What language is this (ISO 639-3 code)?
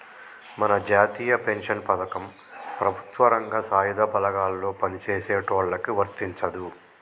tel